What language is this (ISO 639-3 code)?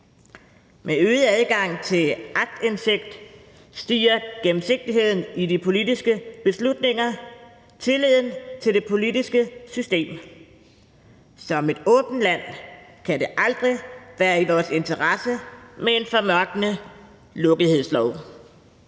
dan